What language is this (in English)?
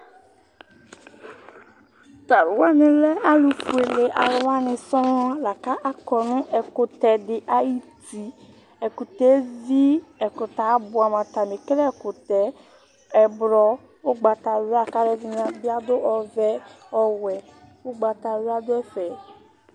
Ikposo